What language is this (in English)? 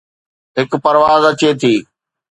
Sindhi